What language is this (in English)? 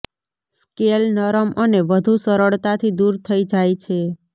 Gujarati